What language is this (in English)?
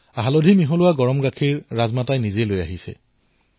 Assamese